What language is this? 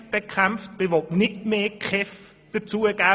Swiss German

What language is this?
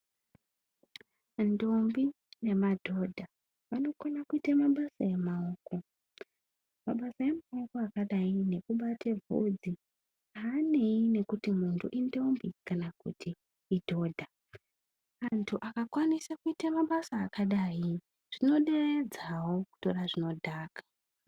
Ndau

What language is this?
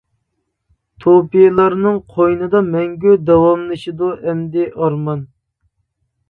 Uyghur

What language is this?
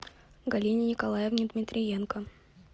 Russian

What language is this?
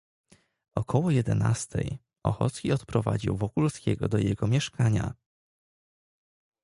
Polish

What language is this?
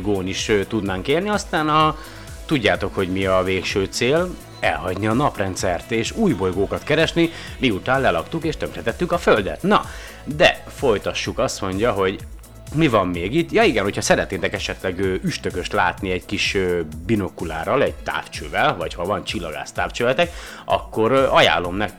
Hungarian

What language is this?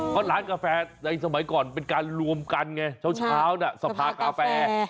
Thai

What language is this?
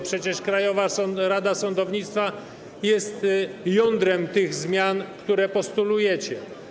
Polish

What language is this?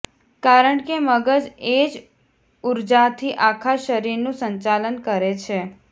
Gujarati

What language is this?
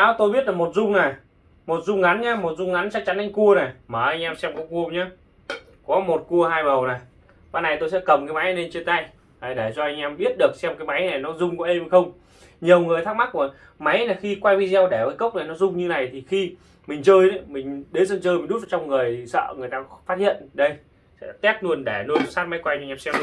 Vietnamese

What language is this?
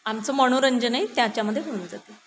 Marathi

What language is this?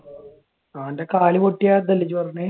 Malayalam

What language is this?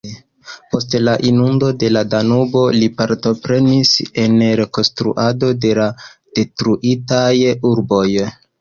Esperanto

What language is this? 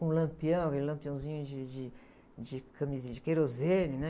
Portuguese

